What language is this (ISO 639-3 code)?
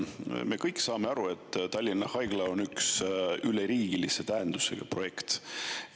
est